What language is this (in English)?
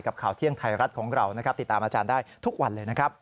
Thai